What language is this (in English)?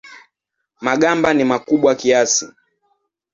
Swahili